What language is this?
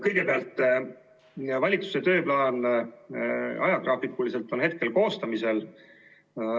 Estonian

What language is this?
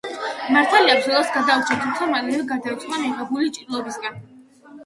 Georgian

